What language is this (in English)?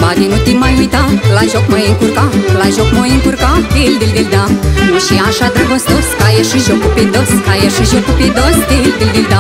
Romanian